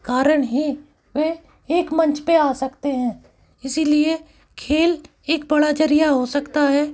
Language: Hindi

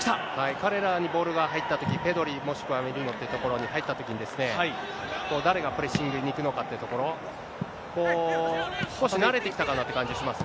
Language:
Japanese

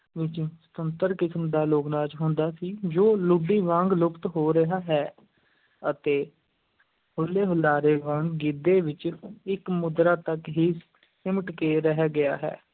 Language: Punjabi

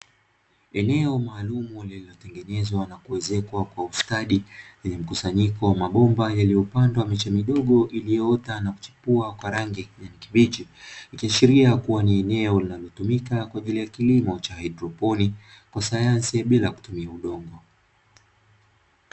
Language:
Swahili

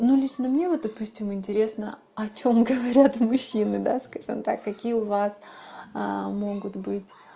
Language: Russian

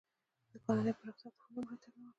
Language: Pashto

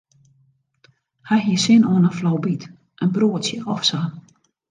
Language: Western Frisian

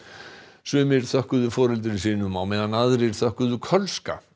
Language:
Icelandic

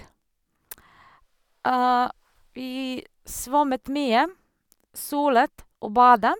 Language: Norwegian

